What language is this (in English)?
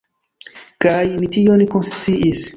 Esperanto